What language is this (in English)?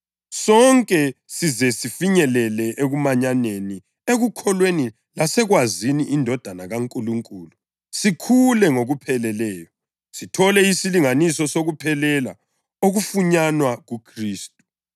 North Ndebele